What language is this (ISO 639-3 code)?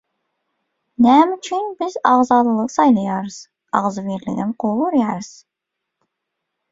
tuk